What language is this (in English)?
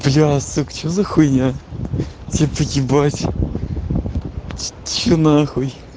Russian